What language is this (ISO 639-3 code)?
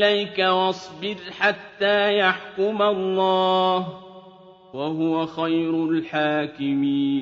ara